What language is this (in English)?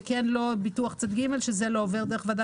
Hebrew